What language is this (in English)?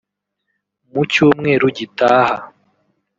Kinyarwanda